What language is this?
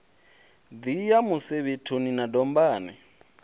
Venda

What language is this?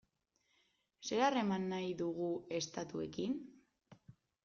Basque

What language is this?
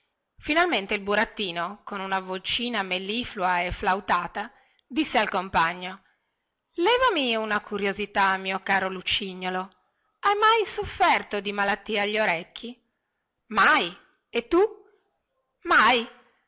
Italian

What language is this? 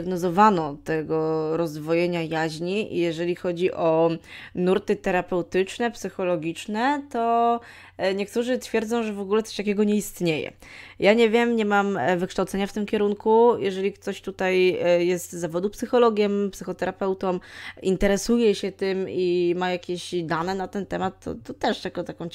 Polish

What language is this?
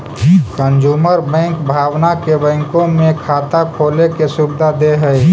Magahi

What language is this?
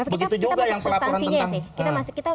Indonesian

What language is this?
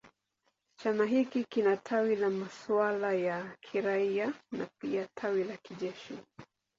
Swahili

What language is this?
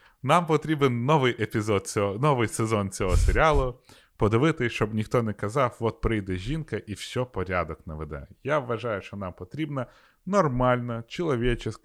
Ukrainian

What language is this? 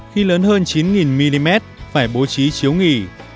Vietnamese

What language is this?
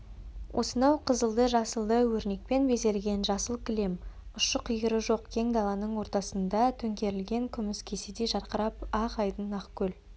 Kazakh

